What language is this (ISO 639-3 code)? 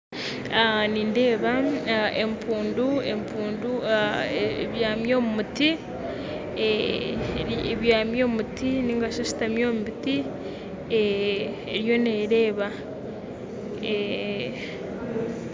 nyn